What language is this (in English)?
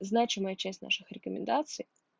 Russian